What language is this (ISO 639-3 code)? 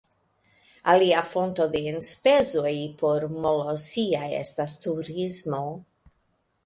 epo